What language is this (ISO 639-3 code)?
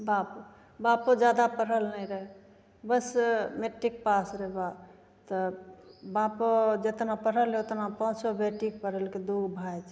mai